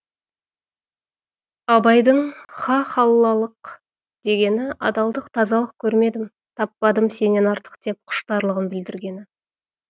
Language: Kazakh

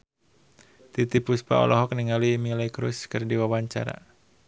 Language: Sundanese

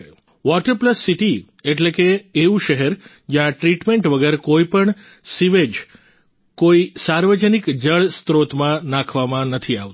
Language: Gujarati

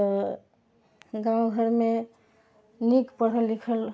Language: Maithili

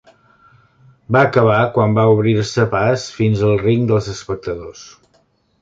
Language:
Catalan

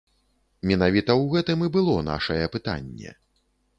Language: Belarusian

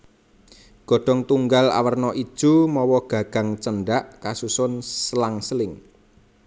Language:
Javanese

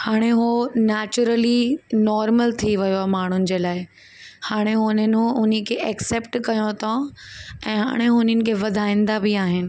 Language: Sindhi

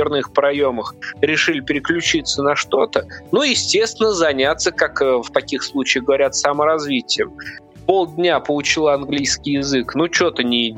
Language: Russian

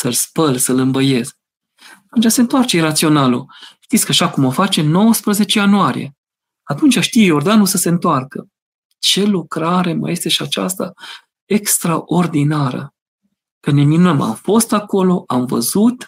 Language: Romanian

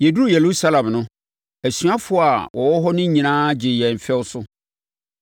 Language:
Akan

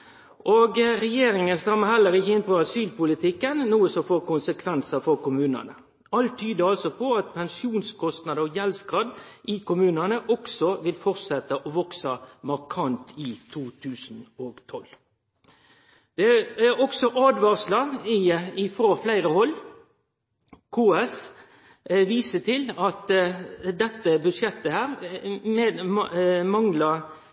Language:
Norwegian Nynorsk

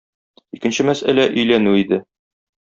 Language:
Tatar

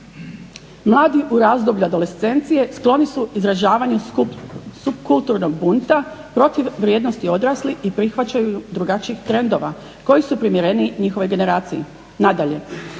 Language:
Croatian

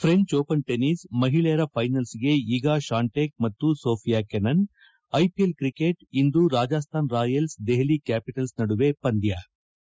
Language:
Kannada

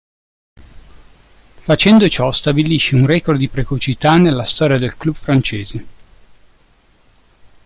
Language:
Italian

